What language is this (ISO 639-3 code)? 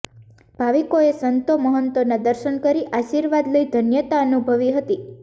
guj